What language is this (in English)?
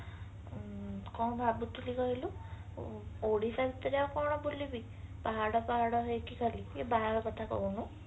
Odia